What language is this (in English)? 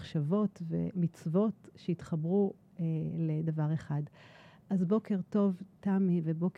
Hebrew